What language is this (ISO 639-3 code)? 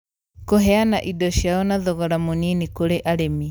kik